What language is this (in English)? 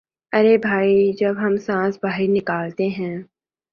Urdu